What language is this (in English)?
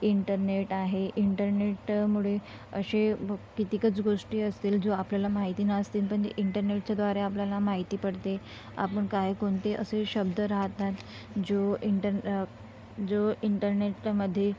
Marathi